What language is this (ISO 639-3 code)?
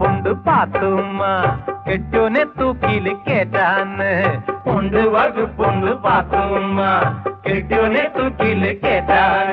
mal